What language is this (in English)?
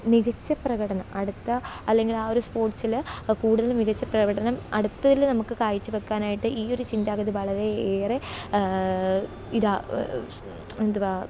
Malayalam